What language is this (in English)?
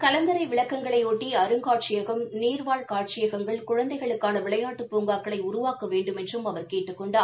Tamil